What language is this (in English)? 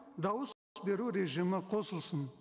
Kazakh